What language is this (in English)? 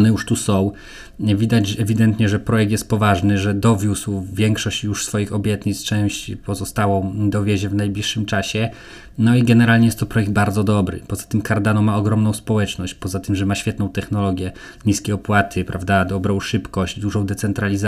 Polish